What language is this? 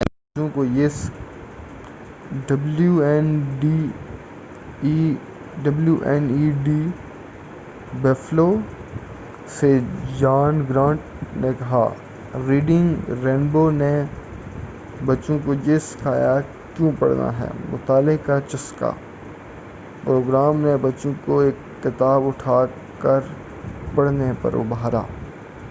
Urdu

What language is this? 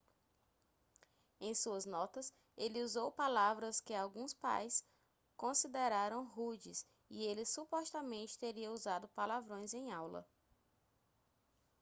Portuguese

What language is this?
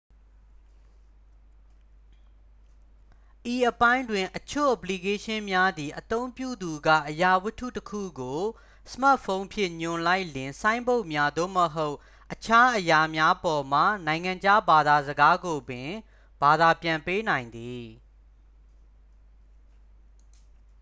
Burmese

